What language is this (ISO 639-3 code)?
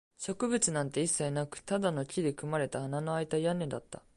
jpn